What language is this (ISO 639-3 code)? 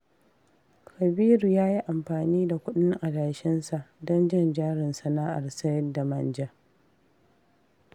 hau